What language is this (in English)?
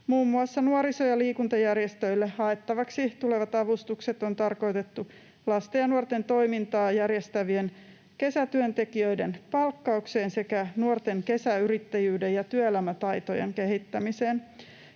Finnish